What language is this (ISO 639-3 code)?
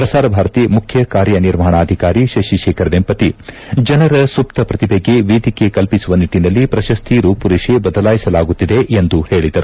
kan